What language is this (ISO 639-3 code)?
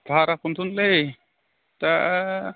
brx